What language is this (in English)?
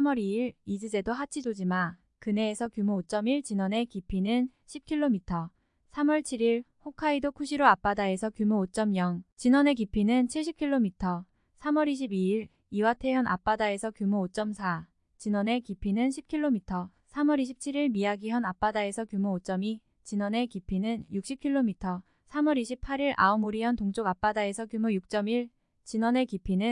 Korean